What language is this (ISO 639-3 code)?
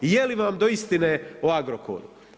hrv